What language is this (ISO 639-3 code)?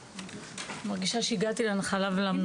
heb